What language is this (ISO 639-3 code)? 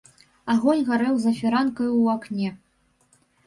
bel